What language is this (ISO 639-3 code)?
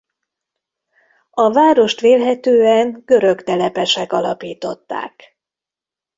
hun